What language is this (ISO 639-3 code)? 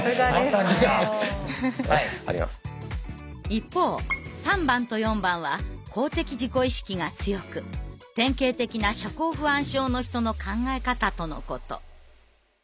jpn